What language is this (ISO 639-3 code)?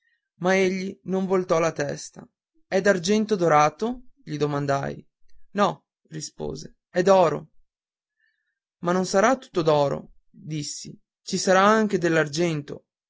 ita